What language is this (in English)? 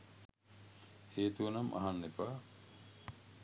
Sinhala